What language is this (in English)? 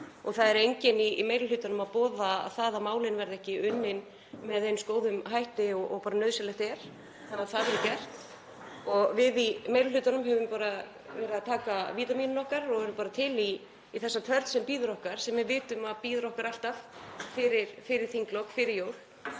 Icelandic